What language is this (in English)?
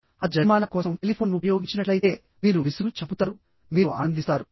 Telugu